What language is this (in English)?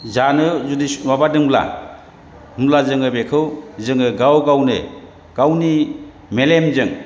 Bodo